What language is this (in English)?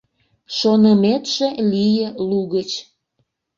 Mari